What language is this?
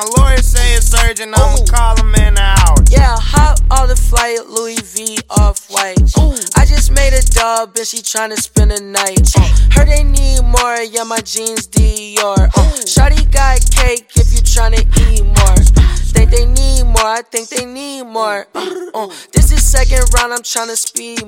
Russian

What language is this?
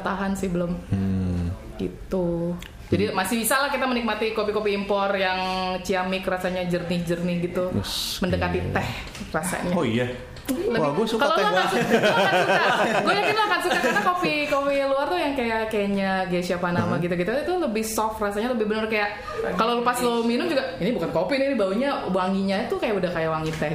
Indonesian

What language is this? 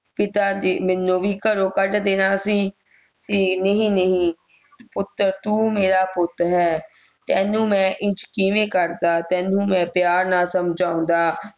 Punjabi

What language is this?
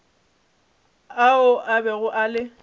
Northern Sotho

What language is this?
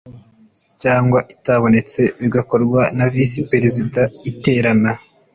Kinyarwanda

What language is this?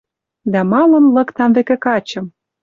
Western Mari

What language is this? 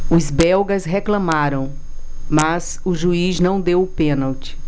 Portuguese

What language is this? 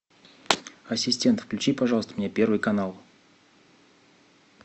Russian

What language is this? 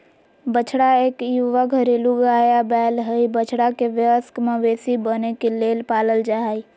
Magahi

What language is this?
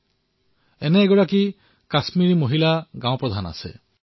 Assamese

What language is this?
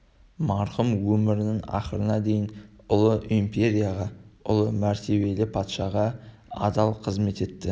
Kazakh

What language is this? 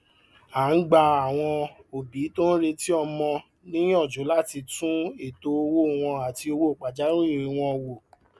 Yoruba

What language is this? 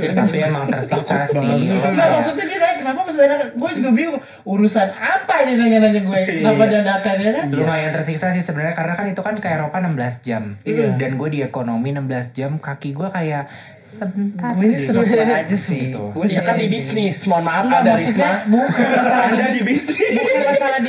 Indonesian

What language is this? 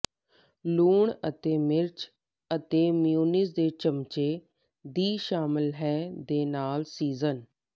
Punjabi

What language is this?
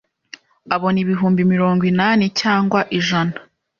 Kinyarwanda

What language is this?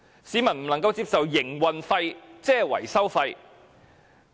Cantonese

